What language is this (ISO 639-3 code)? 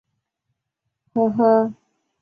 zho